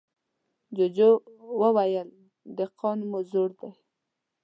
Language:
Pashto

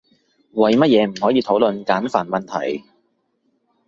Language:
Cantonese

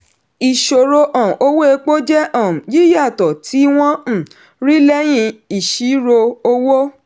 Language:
Yoruba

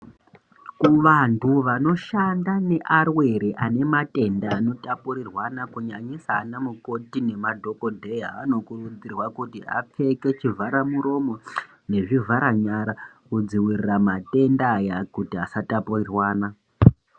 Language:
Ndau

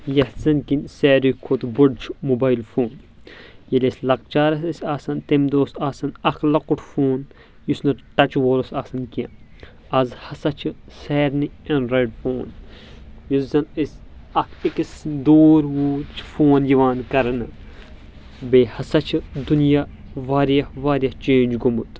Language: Kashmiri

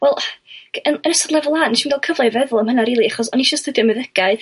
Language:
Welsh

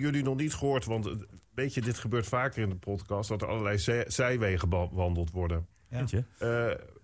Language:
Dutch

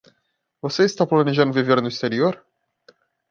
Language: Portuguese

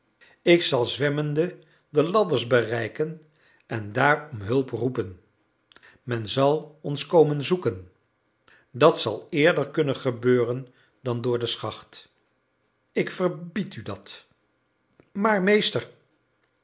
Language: Dutch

